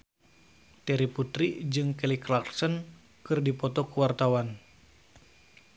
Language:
Sundanese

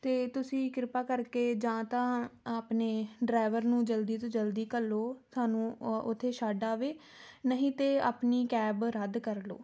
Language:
Punjabi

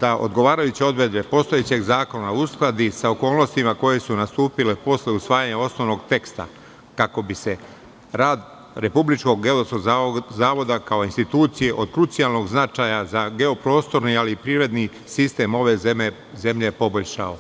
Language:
Serbian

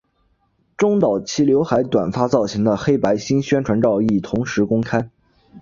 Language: Chinese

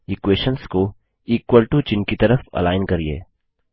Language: Hindi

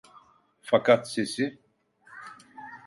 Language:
Turkish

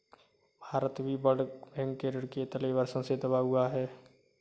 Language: Hindi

